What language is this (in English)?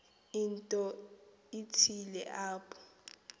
Xhosa